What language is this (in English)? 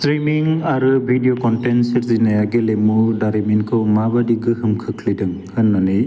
Bodo